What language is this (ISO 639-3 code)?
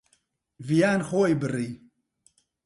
ckb